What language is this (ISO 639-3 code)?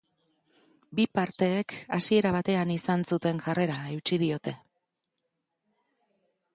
eus